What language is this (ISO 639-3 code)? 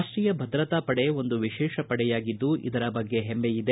kan